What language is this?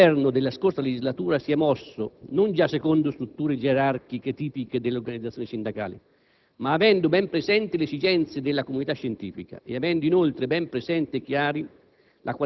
Italian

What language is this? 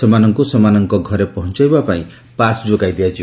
Odia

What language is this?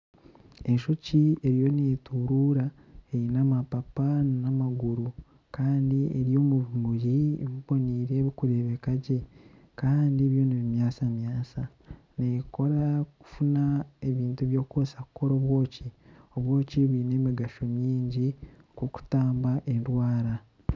Nyankole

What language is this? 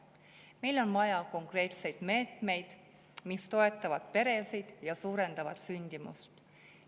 Estonian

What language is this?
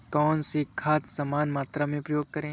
Hindi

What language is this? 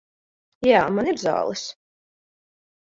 Latvian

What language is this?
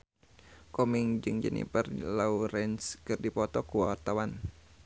Sundanese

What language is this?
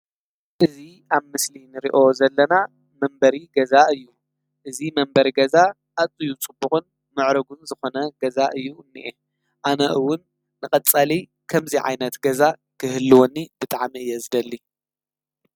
Tigrinya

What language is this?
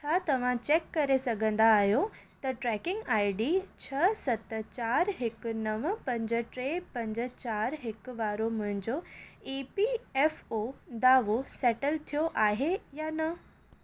Sindhi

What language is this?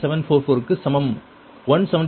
Tamil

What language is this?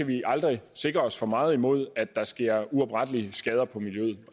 Danish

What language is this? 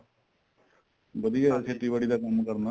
Punjabi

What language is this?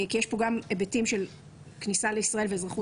Hebrew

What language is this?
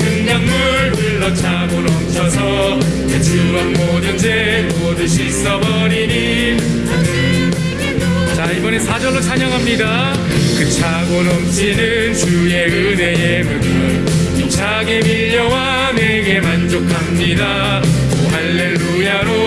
Korean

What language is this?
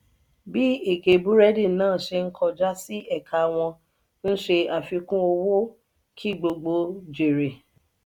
Yoruba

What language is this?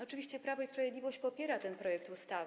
Polish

